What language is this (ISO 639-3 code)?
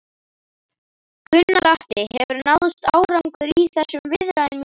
isl